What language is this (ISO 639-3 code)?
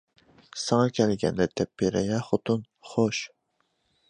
uig